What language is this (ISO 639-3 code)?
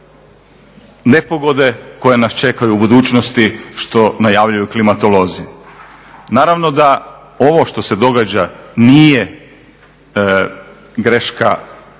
hrv